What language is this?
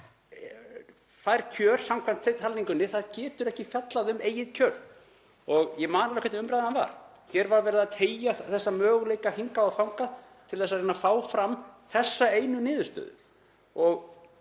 Icelandic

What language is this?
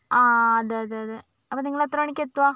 Malayalam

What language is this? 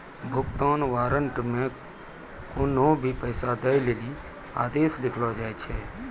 Maithili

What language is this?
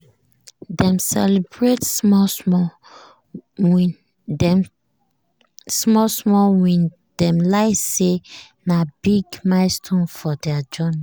Nigerian Pidgin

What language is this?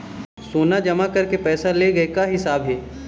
Chhattisgarhi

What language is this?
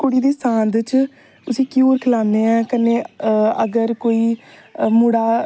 Dogri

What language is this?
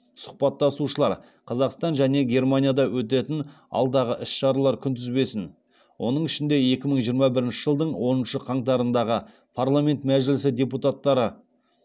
Kazakh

